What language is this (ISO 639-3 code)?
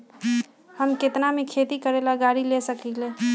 mag